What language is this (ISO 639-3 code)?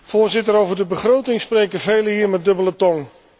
nld